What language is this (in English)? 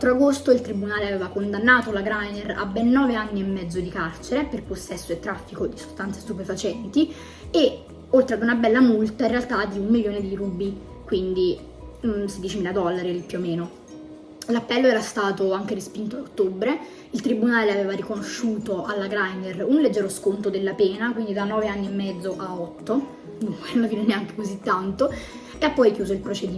Italian